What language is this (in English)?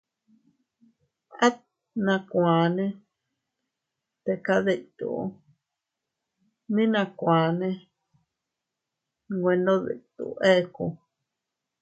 Teutila Cuicatec